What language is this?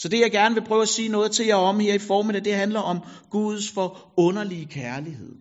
Danish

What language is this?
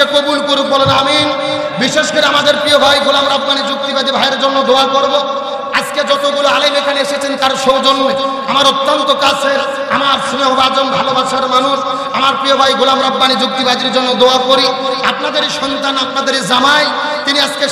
Arabic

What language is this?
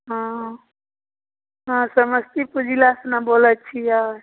Maithili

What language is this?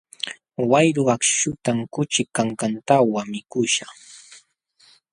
Jauja Wanca Quechua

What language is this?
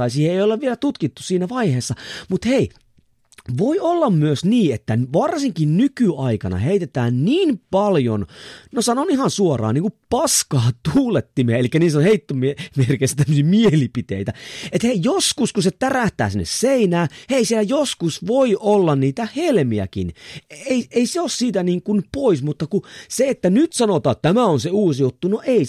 Finnish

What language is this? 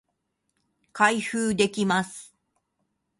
Japanese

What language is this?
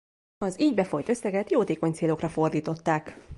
Hungarian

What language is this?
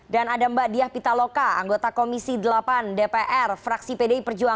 Indonesian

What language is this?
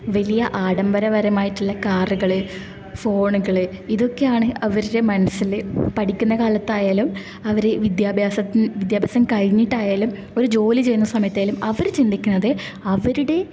Malayalam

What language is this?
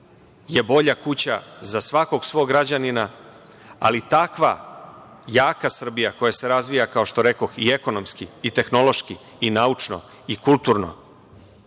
Serbian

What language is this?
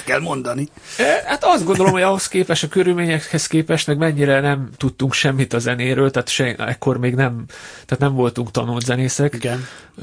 Hungarian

